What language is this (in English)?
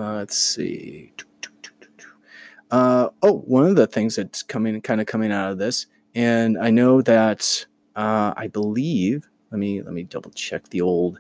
English